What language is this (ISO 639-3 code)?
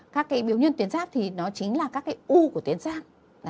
vie